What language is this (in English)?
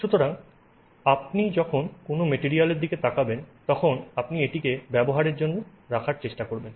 Bangla